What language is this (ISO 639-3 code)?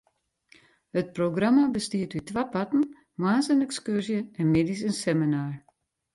fry